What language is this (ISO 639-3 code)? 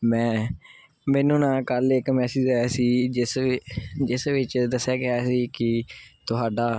pan